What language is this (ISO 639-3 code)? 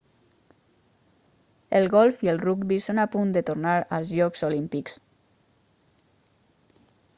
cat